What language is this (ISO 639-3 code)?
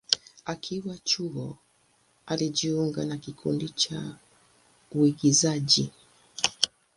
swa